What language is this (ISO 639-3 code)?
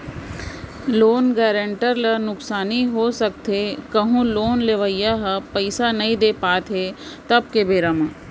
hne